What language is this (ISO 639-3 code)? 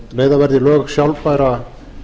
isl